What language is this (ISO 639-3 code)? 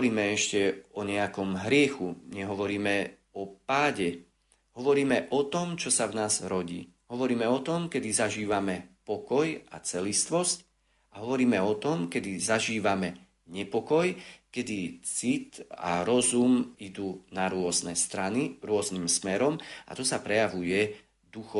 slk